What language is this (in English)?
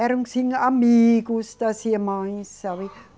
Portuguese